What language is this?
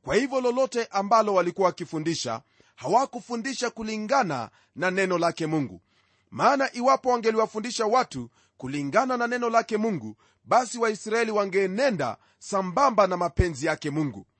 Swahili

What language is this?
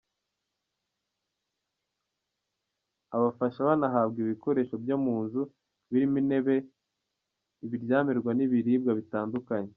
Kinyarwanda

